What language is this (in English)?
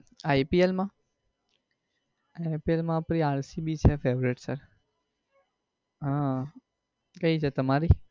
Gujarati